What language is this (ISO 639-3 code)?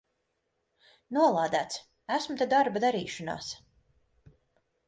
lav